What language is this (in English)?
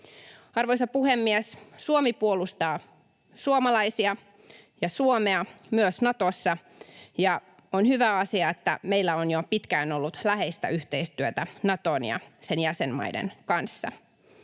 Finnish